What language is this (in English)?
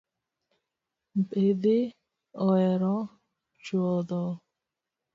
Luo (Kenya and Tanzania)